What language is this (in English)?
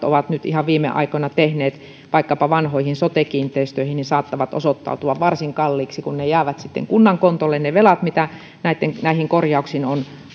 Finnish